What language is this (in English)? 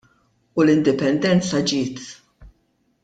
Maltese